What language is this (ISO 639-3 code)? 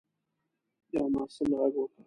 pus